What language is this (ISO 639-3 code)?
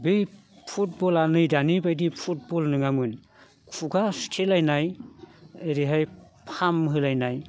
brx